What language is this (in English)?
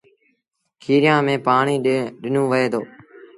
Sindhi Bhil